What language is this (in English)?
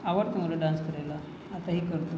Marathi